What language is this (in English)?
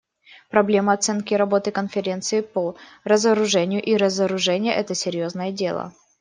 Russian